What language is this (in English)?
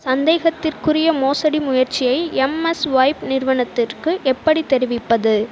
Tamil